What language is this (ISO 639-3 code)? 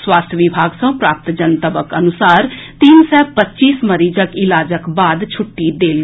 mai